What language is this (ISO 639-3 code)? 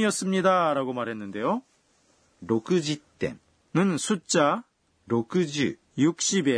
kor